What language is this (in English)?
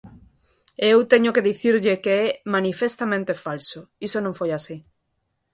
Galician